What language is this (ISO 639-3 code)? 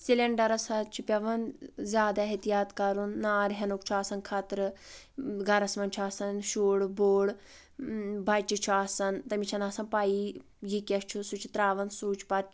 kas